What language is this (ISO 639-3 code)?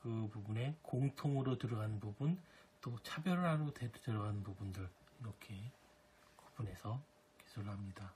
kor